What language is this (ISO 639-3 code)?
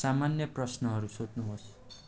nep